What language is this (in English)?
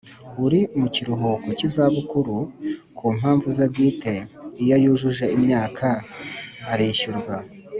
Kinyarwanda